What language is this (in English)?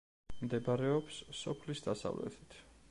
Georgian